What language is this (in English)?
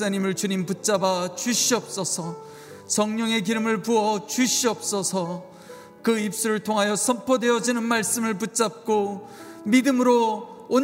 Korean